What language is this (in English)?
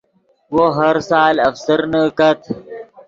Yidgha